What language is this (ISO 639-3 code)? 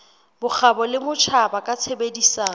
sot